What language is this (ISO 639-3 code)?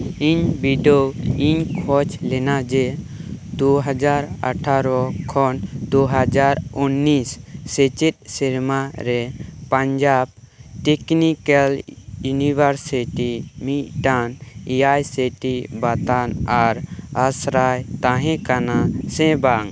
sat